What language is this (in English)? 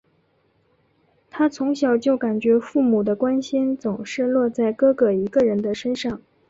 Chinese